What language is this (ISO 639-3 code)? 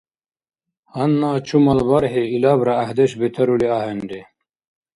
dar